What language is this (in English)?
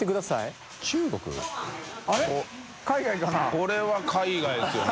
Japanese